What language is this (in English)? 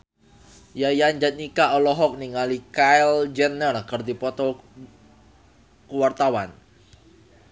Sundanese